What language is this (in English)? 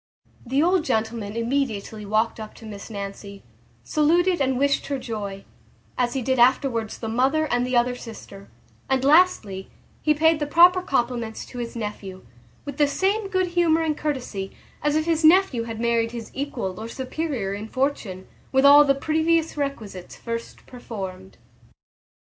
English